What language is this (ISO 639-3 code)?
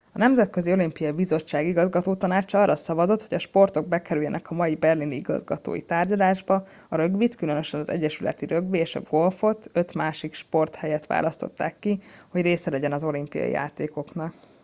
hun